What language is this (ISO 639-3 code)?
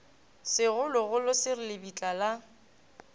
nso